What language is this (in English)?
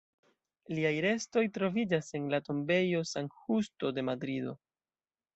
Esperanto